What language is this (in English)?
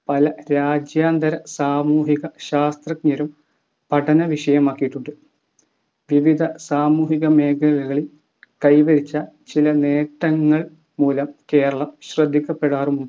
Malayalam